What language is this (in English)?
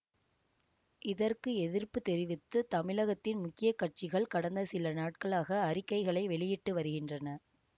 Tamil